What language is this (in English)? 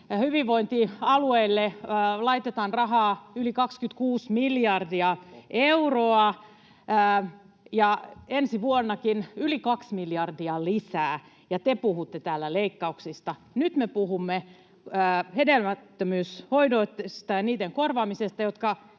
Finnish